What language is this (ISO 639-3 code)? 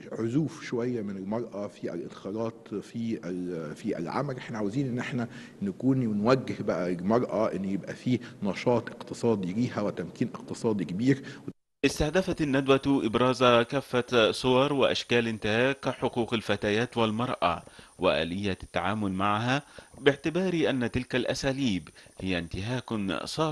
ara